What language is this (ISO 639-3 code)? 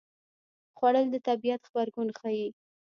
pus